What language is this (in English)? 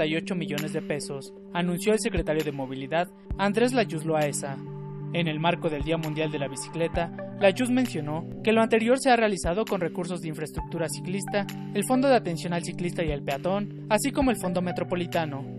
Spanish